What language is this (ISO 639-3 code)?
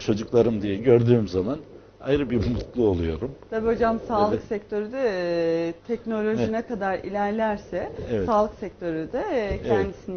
tur